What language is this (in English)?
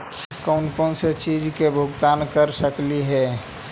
Magahi